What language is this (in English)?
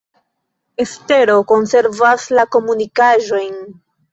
Esperanto